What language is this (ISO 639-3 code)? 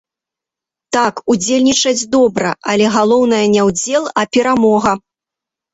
bel